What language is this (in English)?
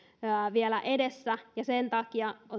Finnish